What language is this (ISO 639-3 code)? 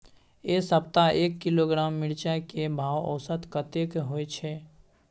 mai